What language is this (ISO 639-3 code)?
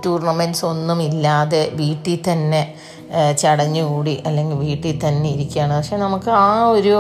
mal